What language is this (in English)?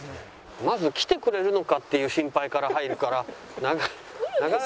Japanese